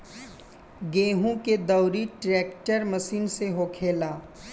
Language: Bhojpuri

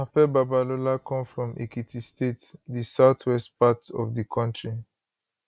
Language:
Nigerian Pidgin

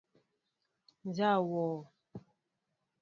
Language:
Mbo (Cameroon)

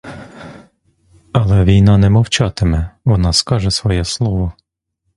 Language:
Ukrainian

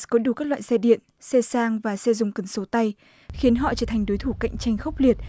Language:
Vietnamese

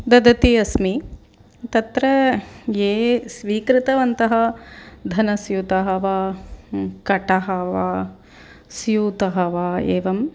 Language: Sanskrit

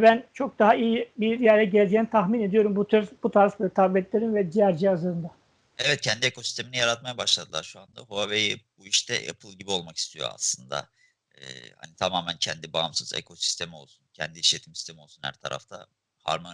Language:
Turkish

